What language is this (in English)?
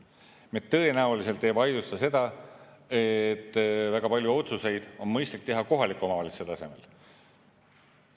Estonian